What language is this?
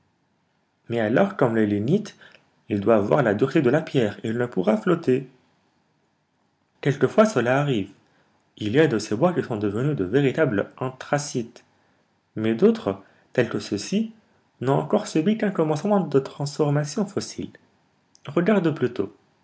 French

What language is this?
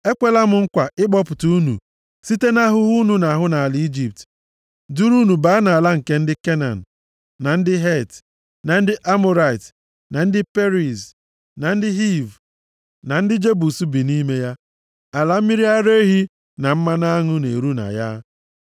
Igbo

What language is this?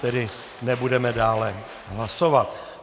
Czech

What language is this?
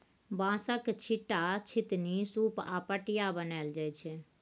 Maithili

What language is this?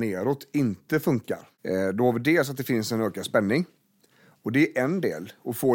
Swedish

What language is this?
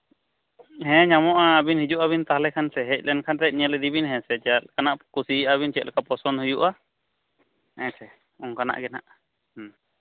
Santali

